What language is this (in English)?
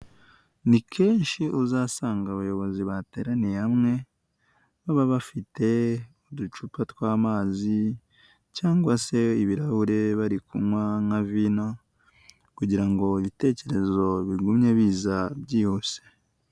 Kinyarwanda